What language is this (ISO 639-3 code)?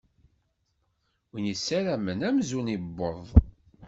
kab